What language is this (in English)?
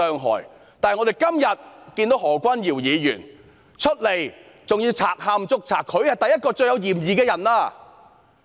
Cantonese